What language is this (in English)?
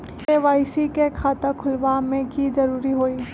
Magahi